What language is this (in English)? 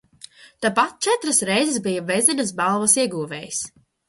Latvian